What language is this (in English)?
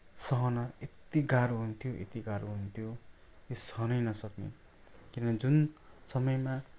Nepali